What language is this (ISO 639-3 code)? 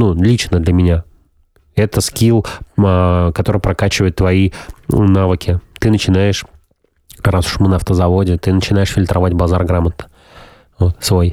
rus